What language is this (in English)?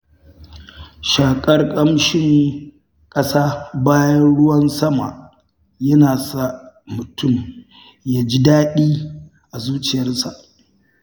Hausa